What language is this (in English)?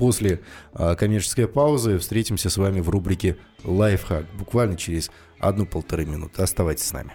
Russian